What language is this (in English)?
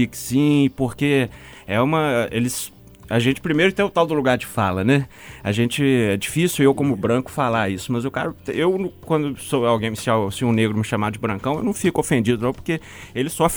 Portuguese